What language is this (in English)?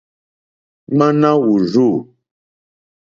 Mokpwe